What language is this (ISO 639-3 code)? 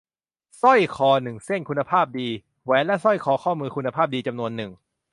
tha